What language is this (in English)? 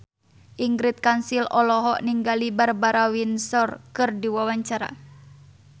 Sundanese